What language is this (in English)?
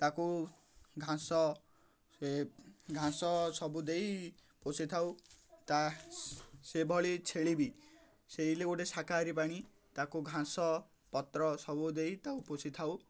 Odia